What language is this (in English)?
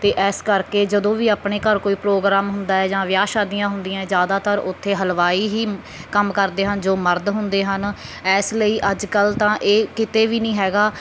Punjabi